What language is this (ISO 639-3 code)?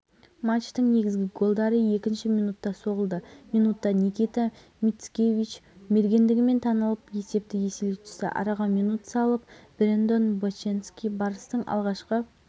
kaz